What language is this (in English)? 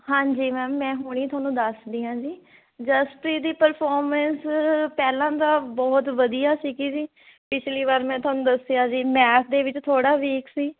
Punjabi